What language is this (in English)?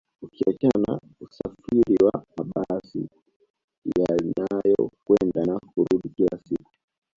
Swahili